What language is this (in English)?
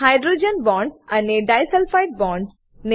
Gujarati